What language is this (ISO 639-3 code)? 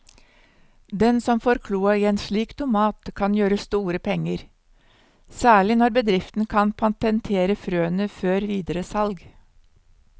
nor